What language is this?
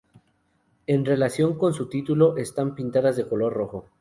Spanish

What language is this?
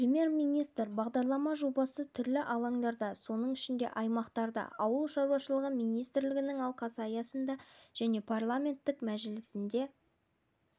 Kazakh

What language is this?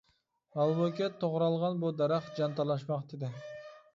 Uyghur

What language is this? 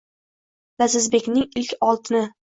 Uzbek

